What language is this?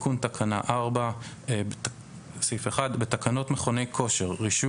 Hebrew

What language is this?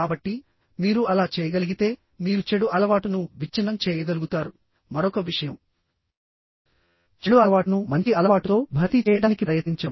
Telugu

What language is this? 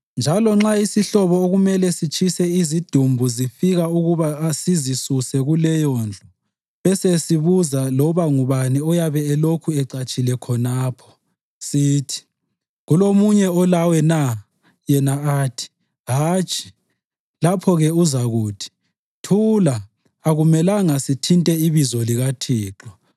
North Ndebele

